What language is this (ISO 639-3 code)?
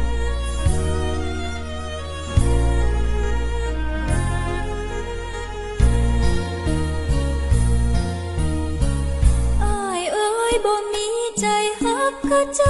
tha